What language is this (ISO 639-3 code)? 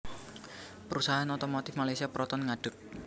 jav